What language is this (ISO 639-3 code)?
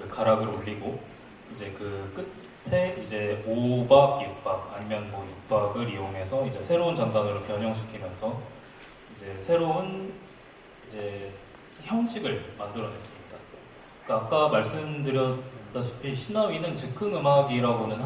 kor